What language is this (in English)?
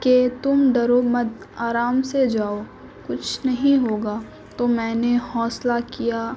Urdu